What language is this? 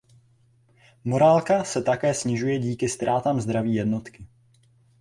Czech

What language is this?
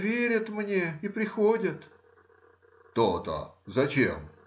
Russian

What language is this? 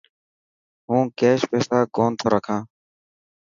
Dhatki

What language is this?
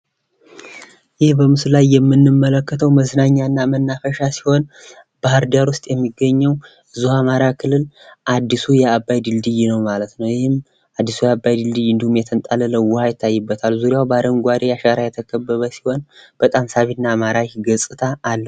Amharic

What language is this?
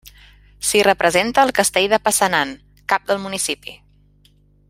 Catalan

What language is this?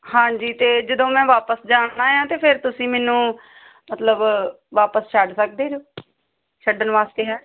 Punjabi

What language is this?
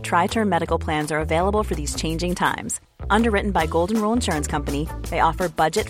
Swedish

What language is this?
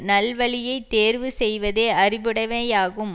Tamil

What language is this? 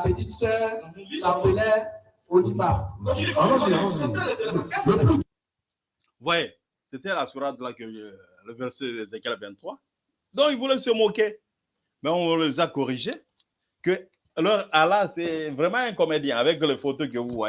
French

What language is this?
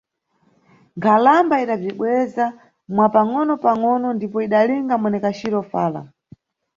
Nyungwe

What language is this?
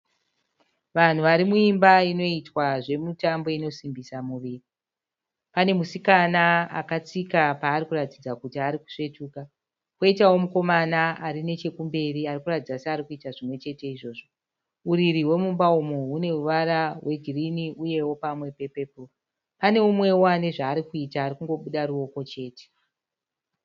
Shona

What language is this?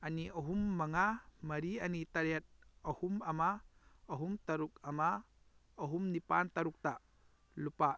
Manipuri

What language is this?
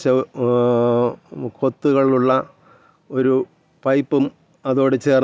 Malayalam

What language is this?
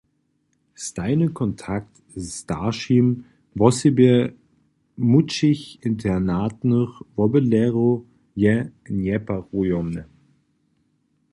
Upper Sorbian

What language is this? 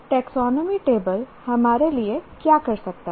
Hindi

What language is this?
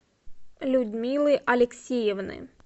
Russian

